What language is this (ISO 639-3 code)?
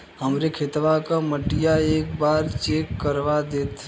bho